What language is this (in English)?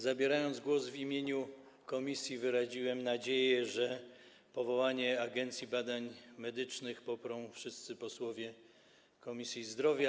Polish